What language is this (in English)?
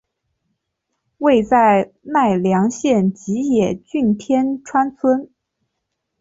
Chinese